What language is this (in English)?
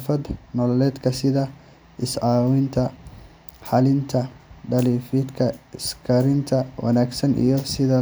Somali